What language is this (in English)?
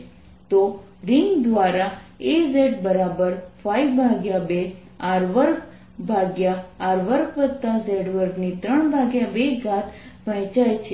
Gujarati